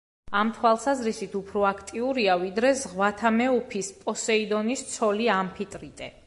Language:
Georgian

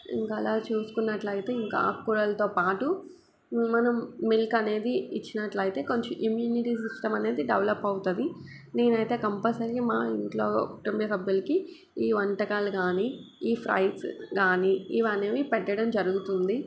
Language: Telugu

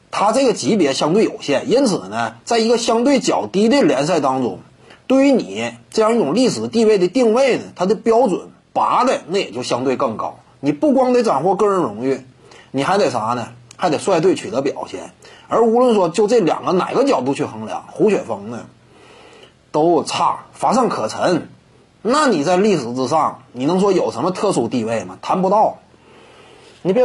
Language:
Chinese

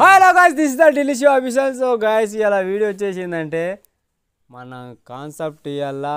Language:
Indonesian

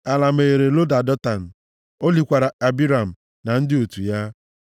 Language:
Igbo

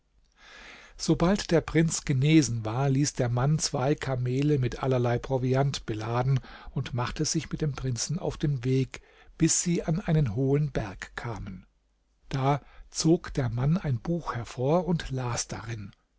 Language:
German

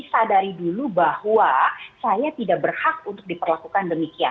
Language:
Indonesian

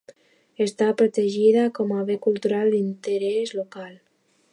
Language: Catalan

